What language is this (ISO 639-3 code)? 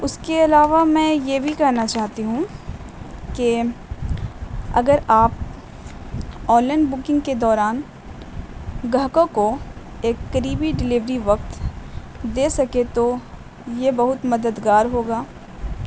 urd